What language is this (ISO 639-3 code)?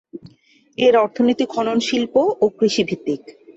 ben